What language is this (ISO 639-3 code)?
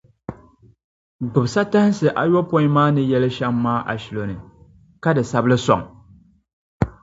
dag